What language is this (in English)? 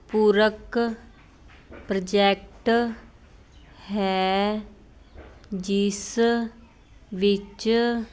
Punjabi